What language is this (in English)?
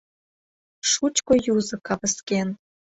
Mari